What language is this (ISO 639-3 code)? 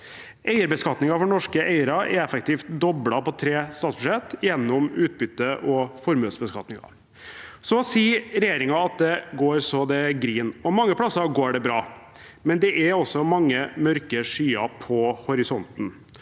nor